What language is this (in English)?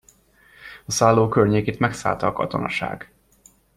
Hungarian